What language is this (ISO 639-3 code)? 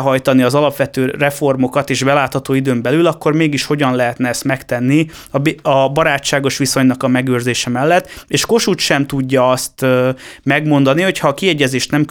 hun